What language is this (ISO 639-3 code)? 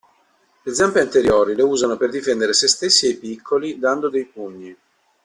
ita